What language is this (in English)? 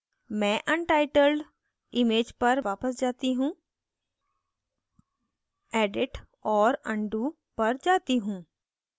Hindi